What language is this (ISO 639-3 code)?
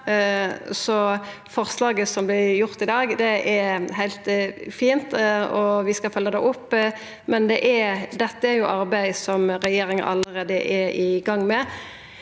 nor